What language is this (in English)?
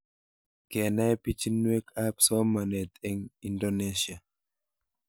Kalenjin